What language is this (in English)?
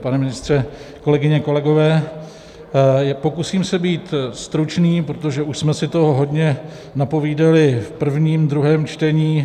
Czech